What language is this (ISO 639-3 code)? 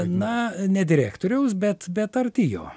lit